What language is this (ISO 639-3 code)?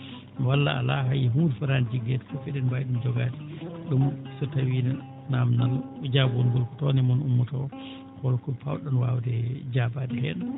ful